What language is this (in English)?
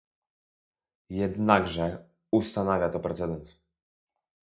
Polish